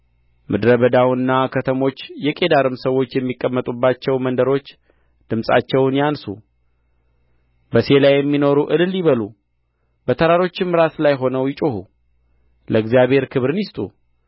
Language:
Amharic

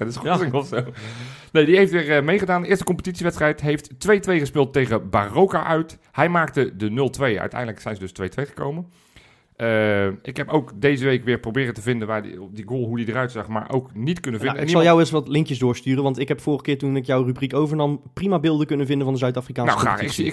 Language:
Dutch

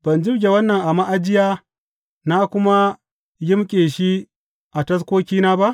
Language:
Hausa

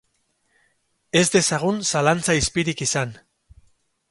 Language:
Basque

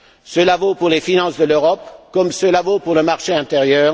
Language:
French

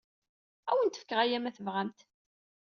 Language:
Kabyle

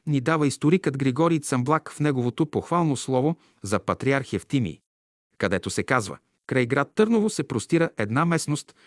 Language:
Bulgarian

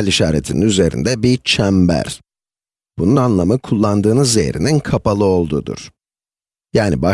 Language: Turkish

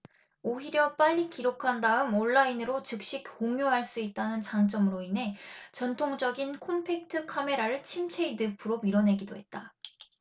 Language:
Korean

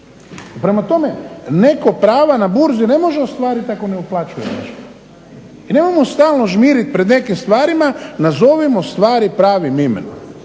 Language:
Croatian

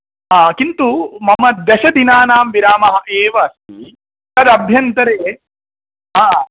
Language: Sanskrit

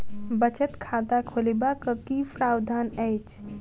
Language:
Maithili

